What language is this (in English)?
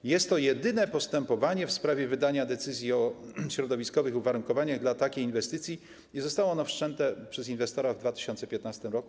Polish